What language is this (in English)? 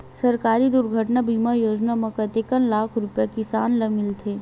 Chhattisgarhi